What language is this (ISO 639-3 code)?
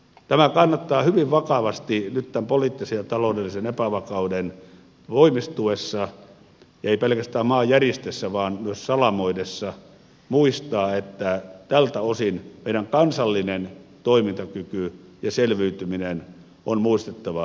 fin